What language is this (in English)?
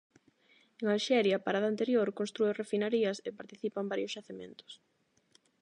Galician